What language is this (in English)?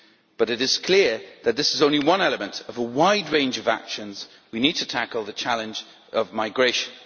English